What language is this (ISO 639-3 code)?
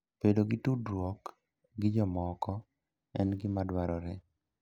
luo